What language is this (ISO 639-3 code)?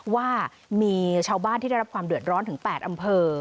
tha